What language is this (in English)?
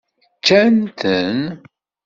Kabyle